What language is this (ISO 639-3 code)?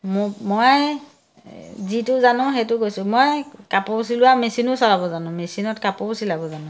asm